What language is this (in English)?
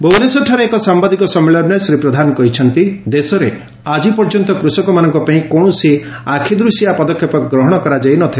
Odia